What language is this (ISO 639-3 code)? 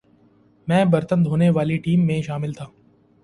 urd